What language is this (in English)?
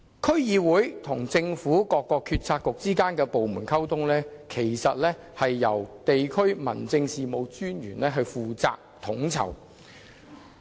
Cantonese